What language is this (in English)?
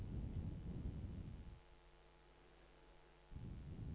Norwegian